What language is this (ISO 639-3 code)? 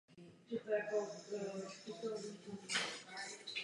ces